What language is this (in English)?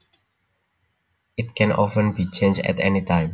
Javanese